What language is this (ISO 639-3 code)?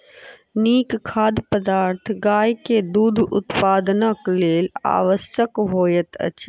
mai